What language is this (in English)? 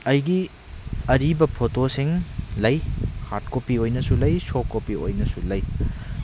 Manipuri